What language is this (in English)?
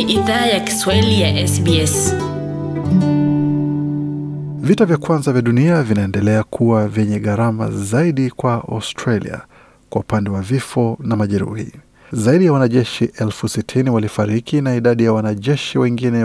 Swahili